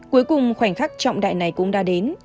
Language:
Vietnamese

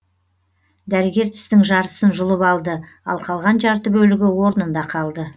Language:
Kazakh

